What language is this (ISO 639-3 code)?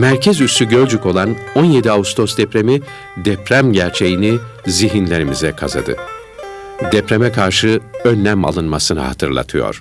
tur